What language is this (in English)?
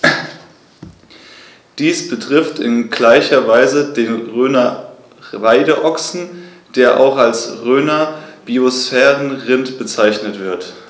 German